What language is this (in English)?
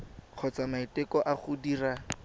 Tswana